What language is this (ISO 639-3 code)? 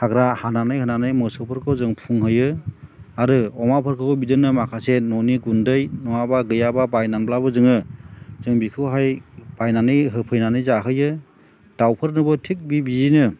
brx